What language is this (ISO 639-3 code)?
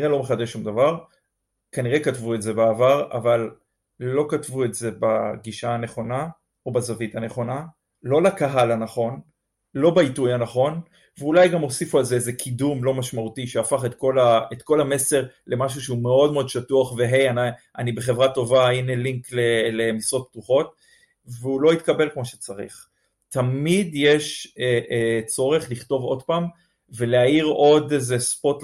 heb